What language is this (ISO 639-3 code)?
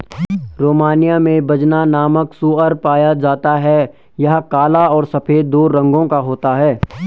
hin